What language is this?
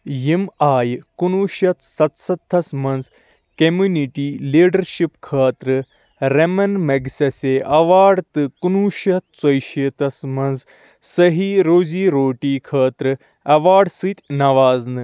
Kashmiri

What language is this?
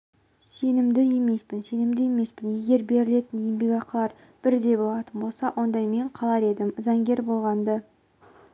Kazakh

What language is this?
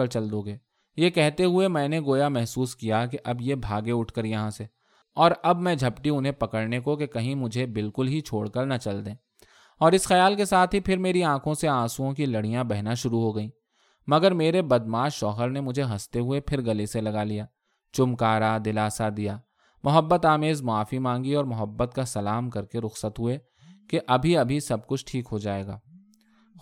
Urdu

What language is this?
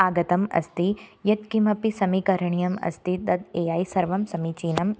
Sanskrit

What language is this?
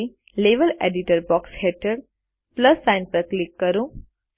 Gujarati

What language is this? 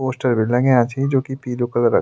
Garhwali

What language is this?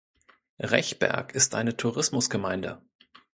German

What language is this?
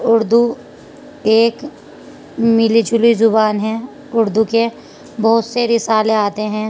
Urdu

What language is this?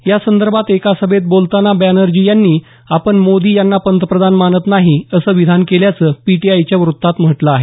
Marathi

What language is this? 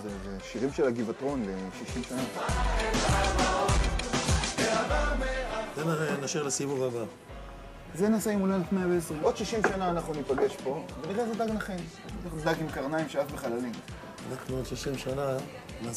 Hebrew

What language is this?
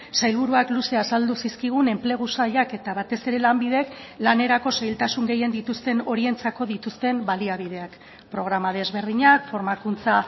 Basque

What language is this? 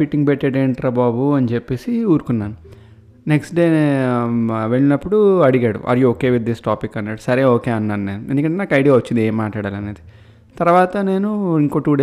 Telugu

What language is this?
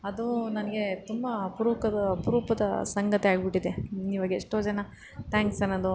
Kannada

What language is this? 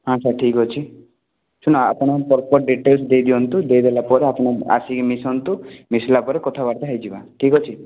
Odia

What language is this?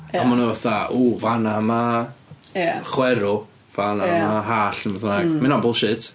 Welsh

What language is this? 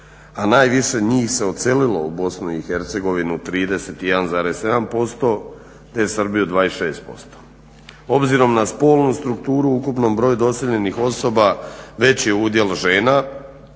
Croatian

